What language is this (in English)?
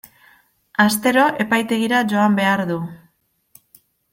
Basque